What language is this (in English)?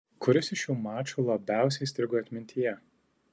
Lithuanian